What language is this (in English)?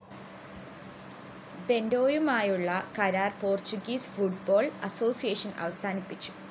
Malayalam